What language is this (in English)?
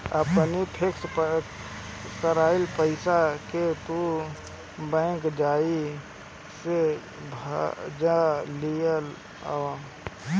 Bhojpuri